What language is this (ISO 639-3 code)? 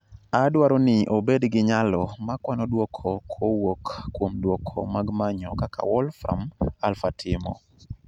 luo